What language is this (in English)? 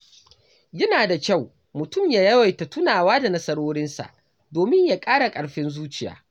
Hausa